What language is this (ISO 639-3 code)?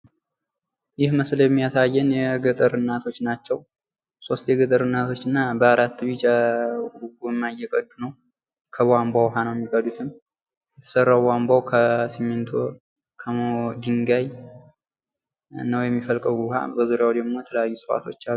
amh